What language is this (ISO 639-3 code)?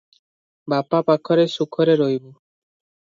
ori